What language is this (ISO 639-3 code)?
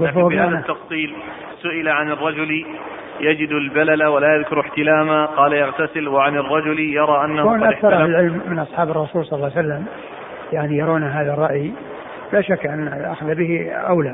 ara